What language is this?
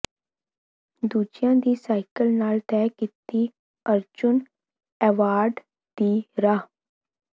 Punjabi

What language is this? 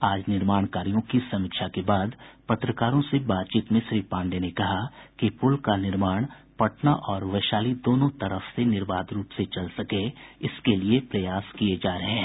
Hindi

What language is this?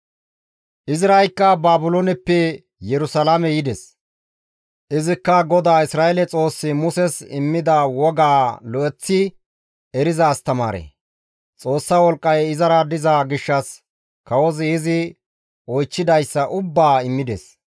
Gamo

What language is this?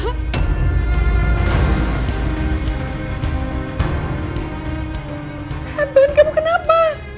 Indonesian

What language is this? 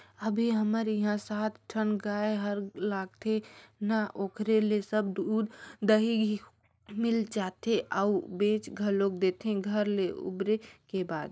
Chhattisgarhi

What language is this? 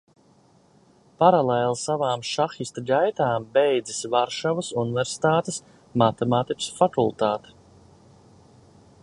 Latvian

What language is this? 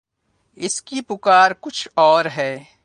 Urdu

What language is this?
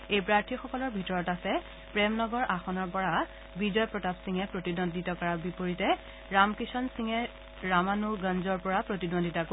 Assamese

